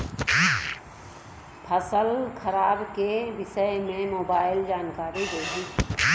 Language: Bhojpuri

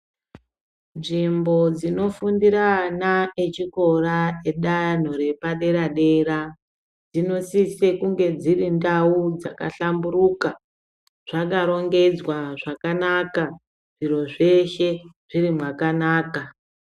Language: Ndau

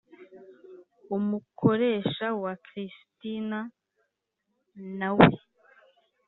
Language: Kinyarwanda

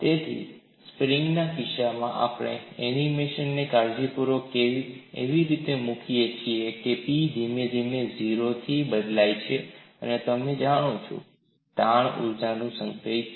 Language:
Gujarati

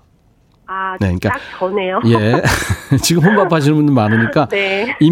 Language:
Korean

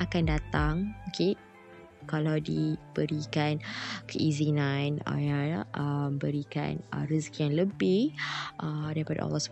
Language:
Malay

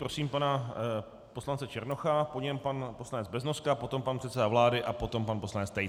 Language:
Czech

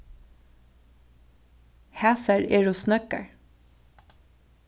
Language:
Faroese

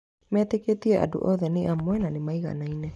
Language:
Kikuyu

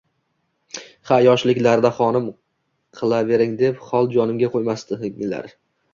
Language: Uzbek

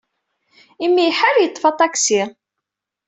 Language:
Kabyle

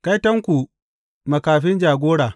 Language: Hausa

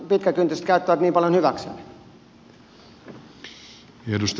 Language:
Finnish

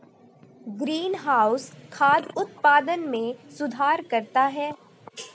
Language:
Hindi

